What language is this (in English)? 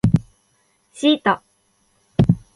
Japanese